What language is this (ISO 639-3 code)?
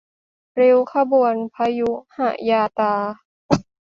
tha